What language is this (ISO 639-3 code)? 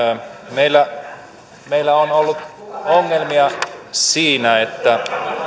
fin